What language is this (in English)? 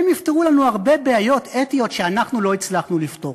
Hebrew